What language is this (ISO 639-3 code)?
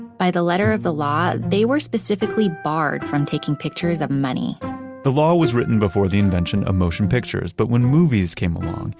eng